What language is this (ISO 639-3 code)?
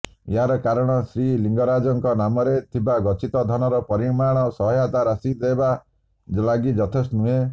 ori